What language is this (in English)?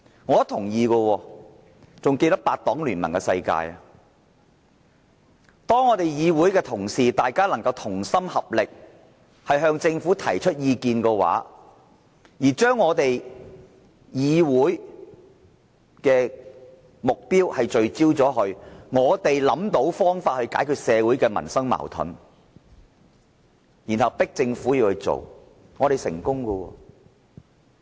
Cantonese